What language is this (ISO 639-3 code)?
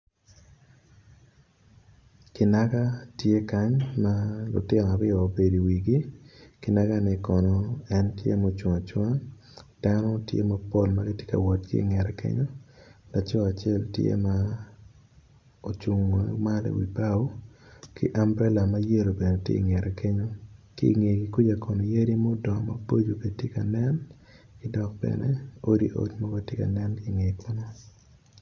ach